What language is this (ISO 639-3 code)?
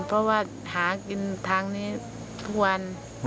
tha